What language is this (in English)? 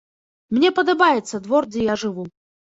Belarusian